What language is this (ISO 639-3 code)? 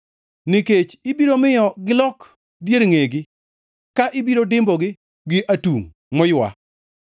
luo